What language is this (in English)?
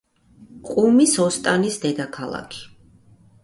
Georgian